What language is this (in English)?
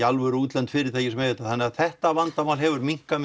Icelandic